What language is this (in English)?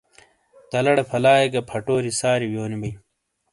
Shina